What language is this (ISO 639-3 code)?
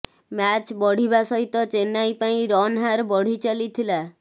ori